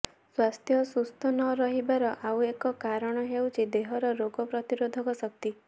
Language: Odia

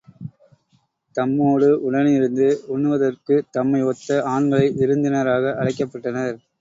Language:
Tamil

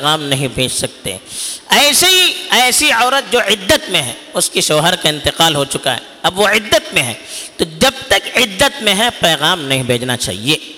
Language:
Urdu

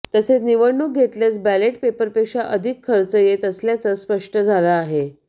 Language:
Marathi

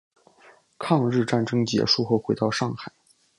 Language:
Chinese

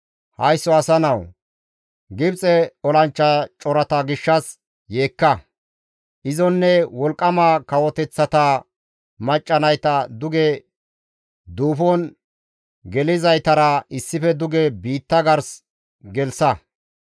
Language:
Gamo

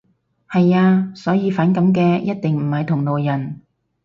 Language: Cantonese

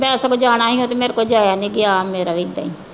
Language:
Punjabi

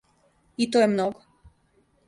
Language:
Serbian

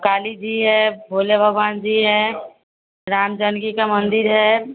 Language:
Hindi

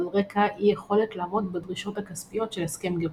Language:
Hebrew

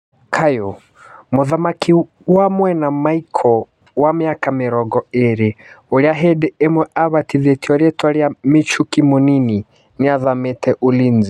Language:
Kikuyu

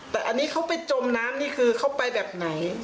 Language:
Thai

